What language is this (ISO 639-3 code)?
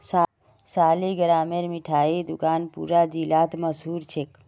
mag